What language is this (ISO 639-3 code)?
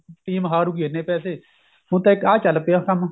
pan